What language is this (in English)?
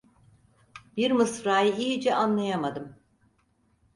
Turkish